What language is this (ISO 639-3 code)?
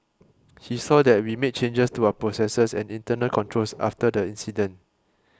eng